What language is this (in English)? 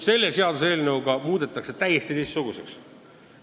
Estonian